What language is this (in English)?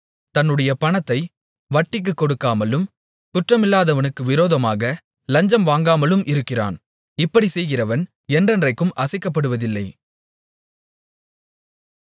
Tamil